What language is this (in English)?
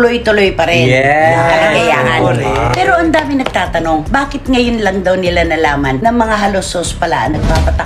Filipino